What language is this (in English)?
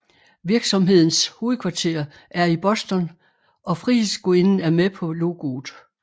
Danish